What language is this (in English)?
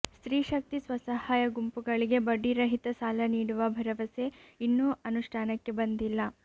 Kannada